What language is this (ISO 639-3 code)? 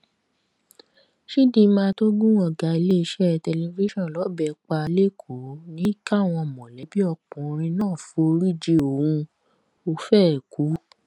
yor